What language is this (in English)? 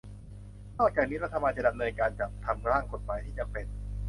Thai